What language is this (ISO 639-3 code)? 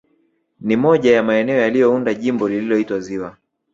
swa